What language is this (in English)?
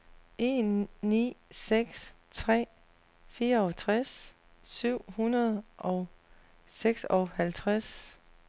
Danish